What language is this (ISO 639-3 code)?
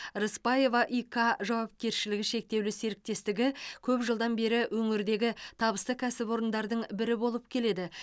kaz